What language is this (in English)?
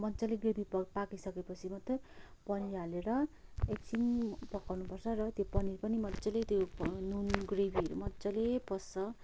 Nepali